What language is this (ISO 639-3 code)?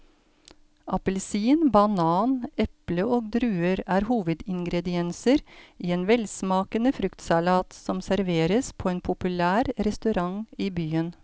nor